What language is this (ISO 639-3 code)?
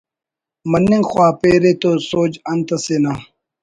brh